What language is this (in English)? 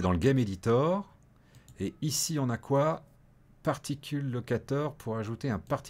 French